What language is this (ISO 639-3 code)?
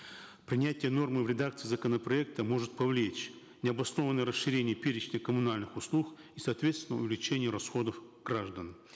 kaz